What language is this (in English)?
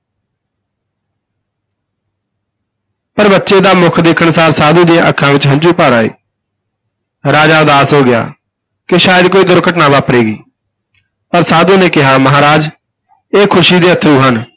Punjabi